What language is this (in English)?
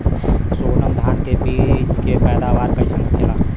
Bhojpuri